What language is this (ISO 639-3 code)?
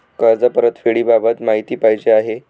mar